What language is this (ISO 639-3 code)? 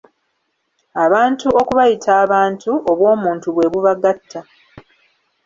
lug